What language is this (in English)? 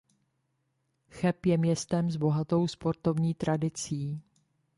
Czech